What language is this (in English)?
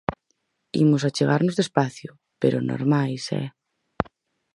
Galician